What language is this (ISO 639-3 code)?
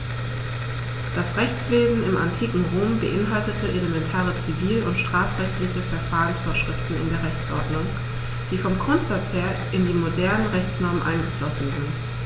deu